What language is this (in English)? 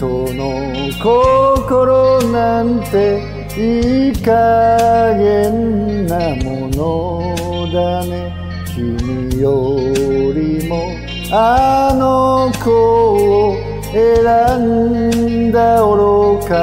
Japanese